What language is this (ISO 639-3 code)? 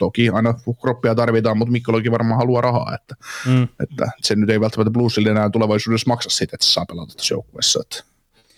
fin